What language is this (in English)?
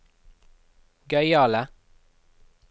Norwegian